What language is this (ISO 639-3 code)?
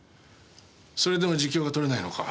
jpn